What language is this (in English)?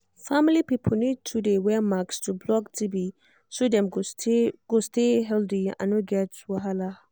Nigerian Pidgin